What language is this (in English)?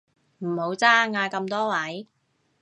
Cantonese